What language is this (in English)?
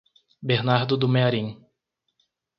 Portuguese